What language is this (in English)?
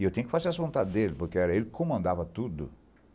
Portuguese